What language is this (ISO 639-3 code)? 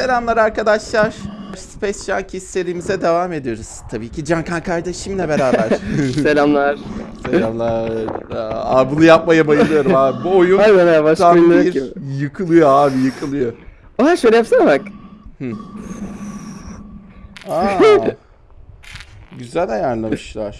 tur